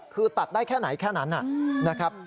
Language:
Thai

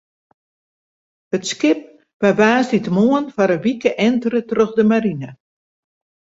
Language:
Western Frisian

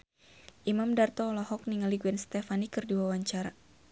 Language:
Sundanese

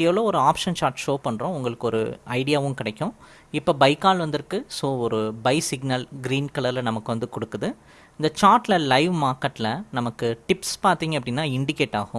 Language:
Tamil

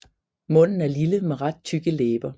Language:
Danish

